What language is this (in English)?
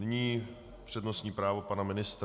Czech